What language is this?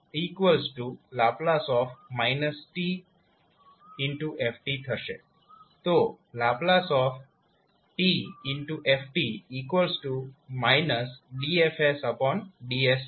Gujarati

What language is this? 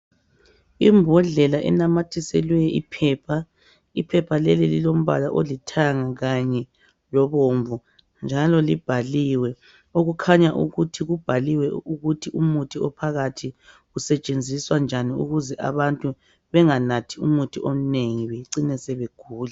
North Ndebele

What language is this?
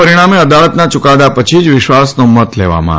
Gujarati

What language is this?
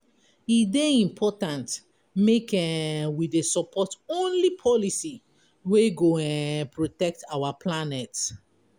Nigerian Pidgin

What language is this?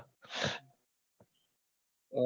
Gujarati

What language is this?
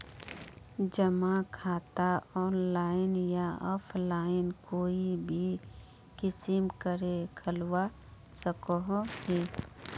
Magahi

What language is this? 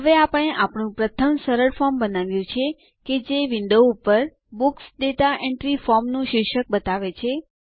Gujarati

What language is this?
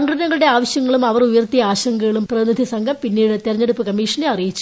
Malayalam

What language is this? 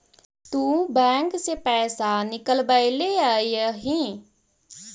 Magahi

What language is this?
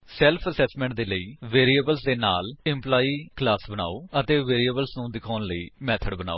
Punjabi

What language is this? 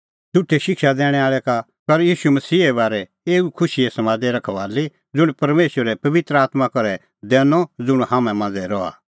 Kullu Pahari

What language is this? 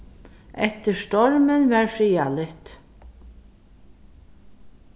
Faroese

